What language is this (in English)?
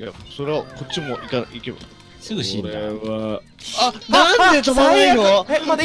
Japanese